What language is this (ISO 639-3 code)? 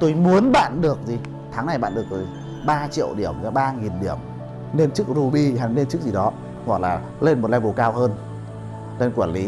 vie